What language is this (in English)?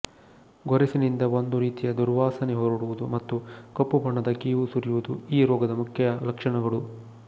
Kannada